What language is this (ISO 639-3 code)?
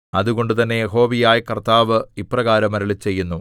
mal